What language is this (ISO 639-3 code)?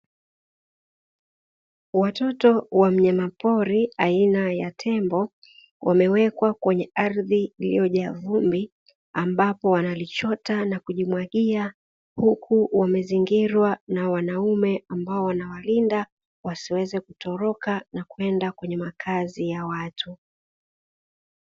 swa